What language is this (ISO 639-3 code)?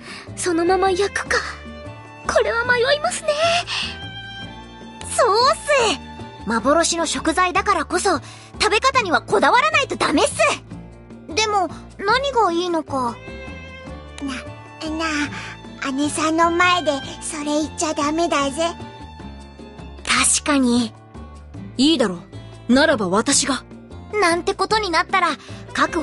jpn